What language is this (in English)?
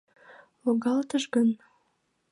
Mari